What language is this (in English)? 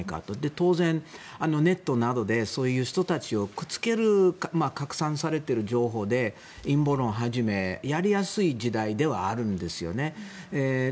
Japanese